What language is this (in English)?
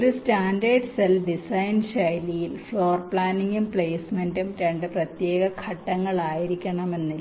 Malayalam